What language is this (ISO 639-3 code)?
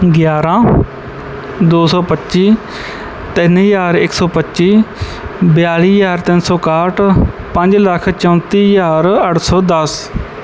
pan